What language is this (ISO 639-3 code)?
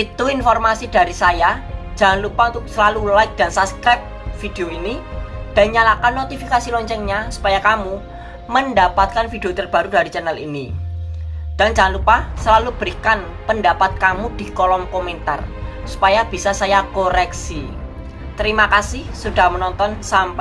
ind